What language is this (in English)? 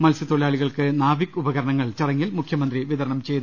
Malayalam